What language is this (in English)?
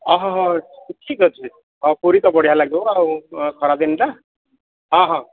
Odia